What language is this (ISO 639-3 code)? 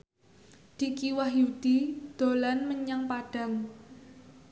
jav